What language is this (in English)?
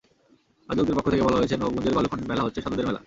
Bangla